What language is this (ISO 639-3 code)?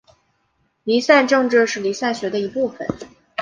zho